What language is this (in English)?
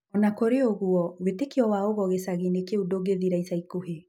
Kikuyu